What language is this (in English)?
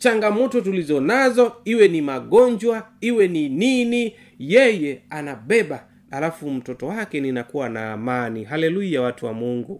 Swahili